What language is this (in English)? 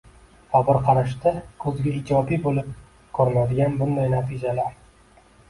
Uzbek